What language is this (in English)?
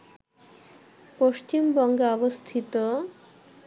Bangla